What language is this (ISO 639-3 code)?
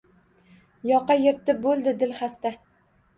uzb